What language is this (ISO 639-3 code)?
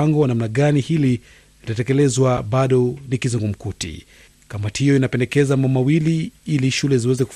swa